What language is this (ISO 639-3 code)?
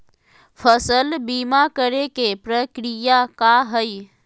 mag